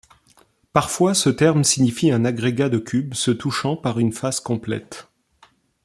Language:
French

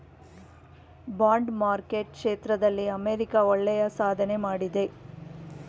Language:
Kannada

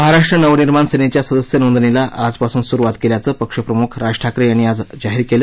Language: Marathi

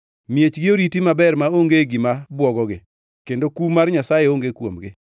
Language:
Luo (Kenya and Tanzania)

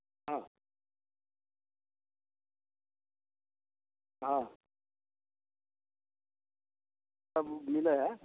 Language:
Maithili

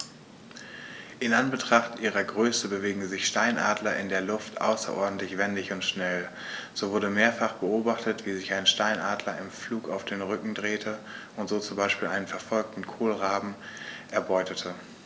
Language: German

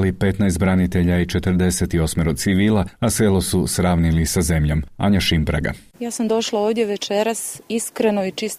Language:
Croatian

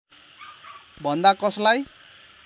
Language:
Nepali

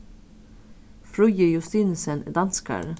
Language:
Faroese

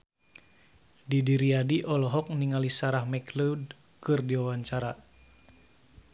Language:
Sundanese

